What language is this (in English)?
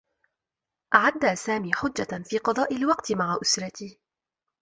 Arabic